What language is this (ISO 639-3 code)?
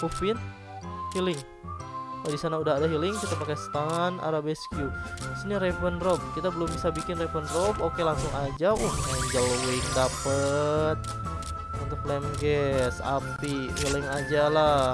ind